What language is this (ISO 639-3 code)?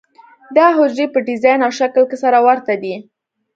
pus